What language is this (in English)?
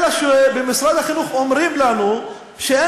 Hebrew